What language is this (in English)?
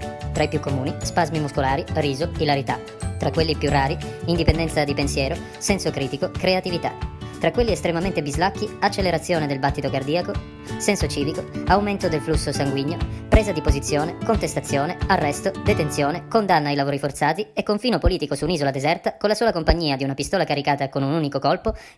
Italian